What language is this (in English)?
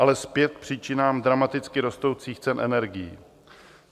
Czech